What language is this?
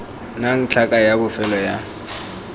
Tswana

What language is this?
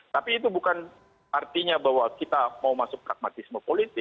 Indonesian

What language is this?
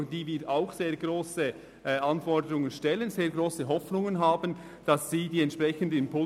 Swiss German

